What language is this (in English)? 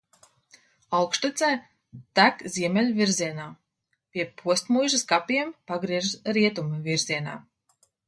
Latvian